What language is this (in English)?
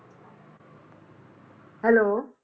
Punjabi